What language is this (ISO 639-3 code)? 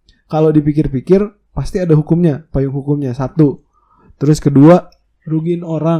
ind